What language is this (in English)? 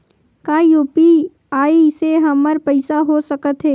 Chhattisgarhi